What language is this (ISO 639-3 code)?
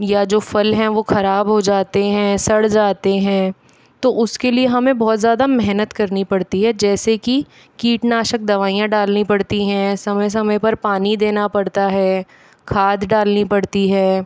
hin